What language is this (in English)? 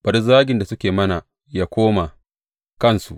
Hausa